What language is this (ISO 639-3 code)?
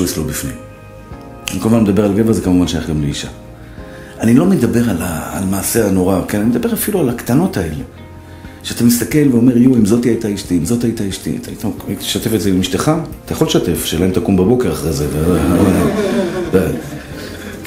heb